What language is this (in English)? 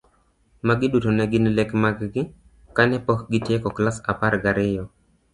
Luo (Kenya and Tanzania)